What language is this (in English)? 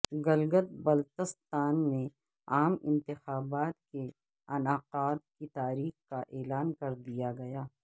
Urdu